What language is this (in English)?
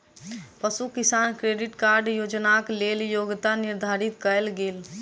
Maithili